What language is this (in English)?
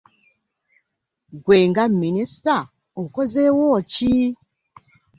Ganda